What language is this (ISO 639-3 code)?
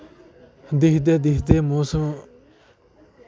doi